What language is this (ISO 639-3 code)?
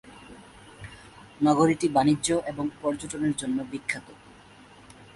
ben